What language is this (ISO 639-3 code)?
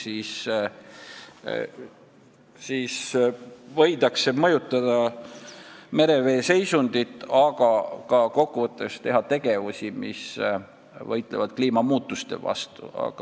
est